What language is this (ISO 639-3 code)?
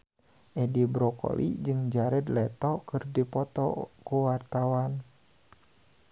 sun